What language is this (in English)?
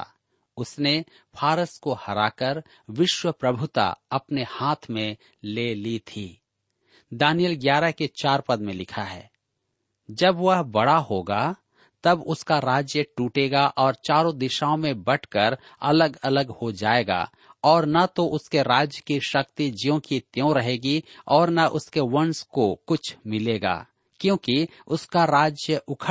Hindi